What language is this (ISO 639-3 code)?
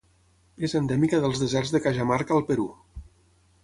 cat